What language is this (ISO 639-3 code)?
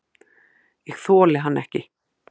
isl